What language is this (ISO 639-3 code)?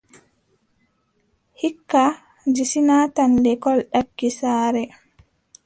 fub